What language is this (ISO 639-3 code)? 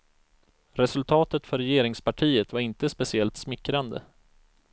swe